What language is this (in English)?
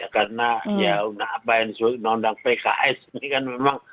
Indonesian